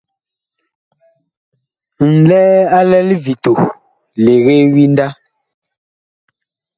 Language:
Bakoko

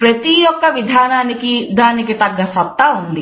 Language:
Telugu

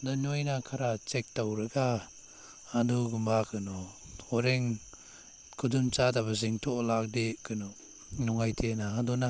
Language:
Manipuri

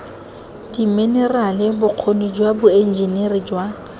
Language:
Tswana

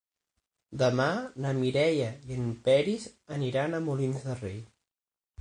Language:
Catalan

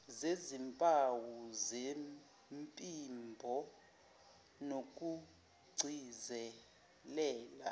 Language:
Zulu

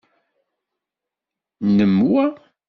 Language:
Kabyle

